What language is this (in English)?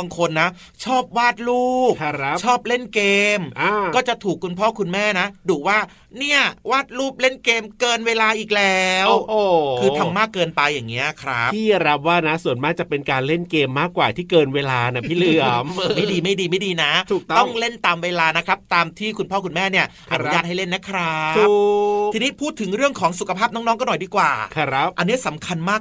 Thai